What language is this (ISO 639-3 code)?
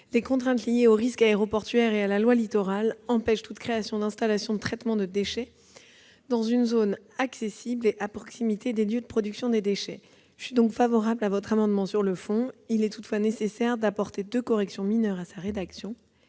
fra